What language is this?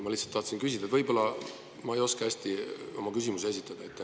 Estonian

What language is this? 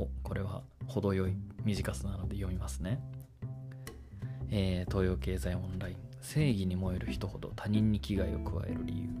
Japanese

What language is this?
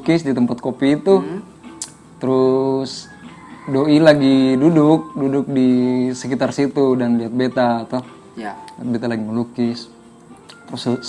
Indonesian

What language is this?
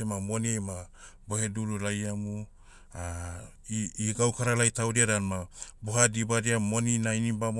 Motu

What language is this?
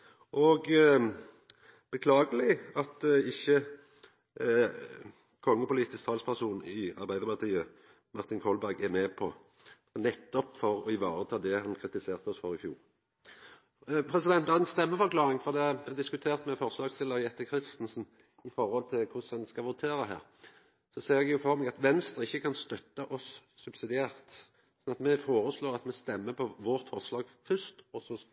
Norwegian Nynorsk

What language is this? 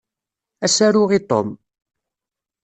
Kabyle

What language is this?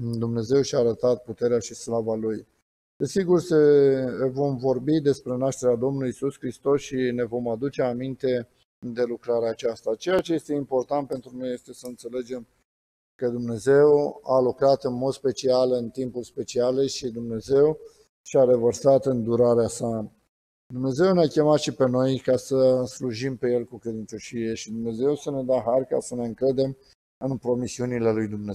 Romanian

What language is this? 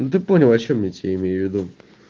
Russian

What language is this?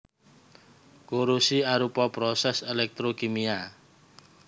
Javanese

